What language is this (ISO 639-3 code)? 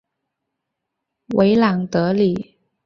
zho